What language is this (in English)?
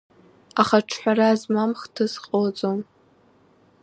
Abkhazian